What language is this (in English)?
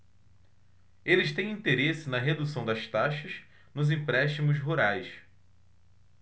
Portuguese